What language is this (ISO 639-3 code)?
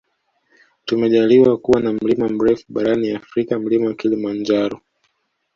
swa